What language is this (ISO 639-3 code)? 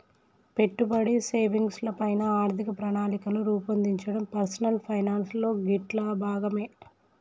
tel